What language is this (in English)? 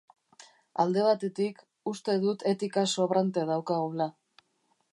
Basque